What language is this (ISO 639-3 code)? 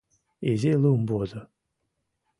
chm